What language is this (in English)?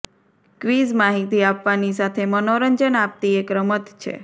Gujarati